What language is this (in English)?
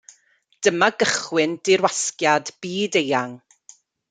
Welsh